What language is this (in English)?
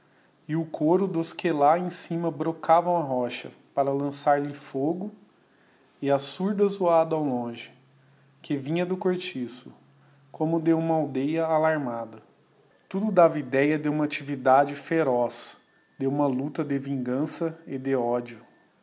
Portuguese